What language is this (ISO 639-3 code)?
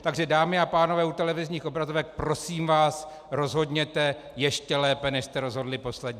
ces